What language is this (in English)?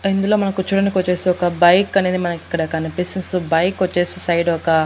Telugu